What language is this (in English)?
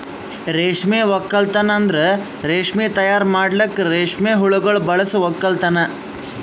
Kannada